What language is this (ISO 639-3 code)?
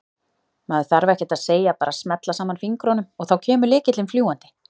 isl